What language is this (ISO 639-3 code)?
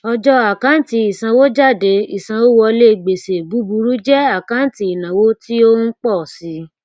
yor